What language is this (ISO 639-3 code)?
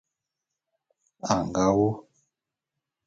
bum